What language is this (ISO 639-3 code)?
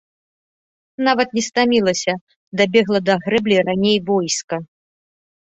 bel